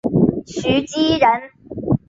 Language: Chinese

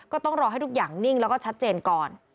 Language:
Thai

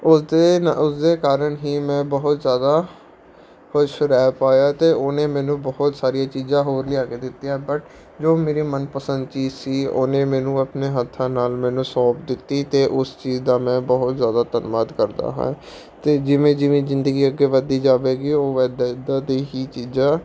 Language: Punjabi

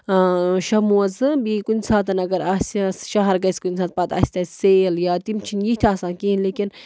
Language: Kashmiri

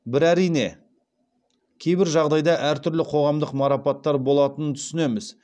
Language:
Kazakh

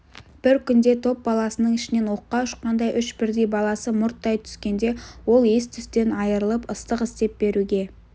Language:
Kazakh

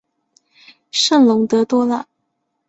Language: Chinese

